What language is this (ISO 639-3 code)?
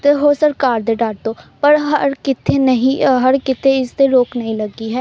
pan